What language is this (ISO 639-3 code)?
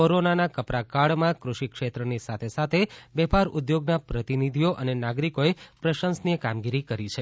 guj